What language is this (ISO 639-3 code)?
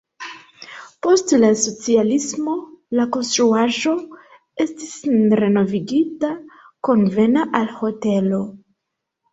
epo